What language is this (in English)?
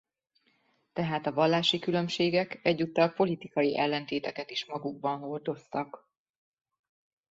Hungarian